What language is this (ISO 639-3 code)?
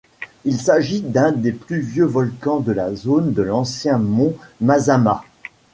fra